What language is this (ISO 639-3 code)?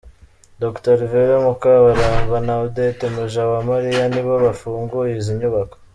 kin